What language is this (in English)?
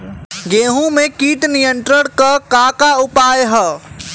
Bhojpuri